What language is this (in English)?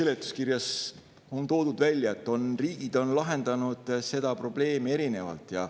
Estonian